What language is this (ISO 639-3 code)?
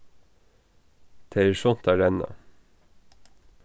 fao